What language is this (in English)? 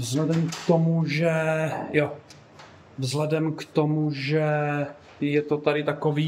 Czech